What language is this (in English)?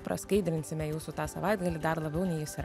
Lithuanian